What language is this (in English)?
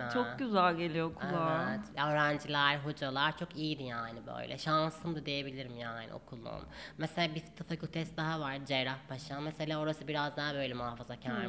Turkish